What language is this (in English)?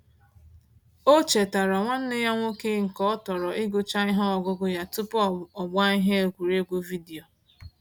Igbo